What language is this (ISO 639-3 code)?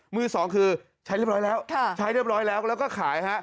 tha